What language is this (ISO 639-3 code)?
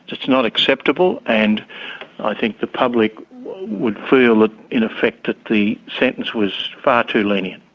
eng